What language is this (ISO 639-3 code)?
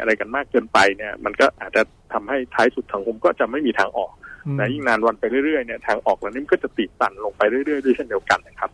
tha